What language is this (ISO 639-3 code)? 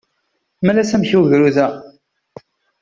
kab